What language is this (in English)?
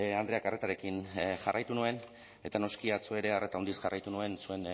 Basque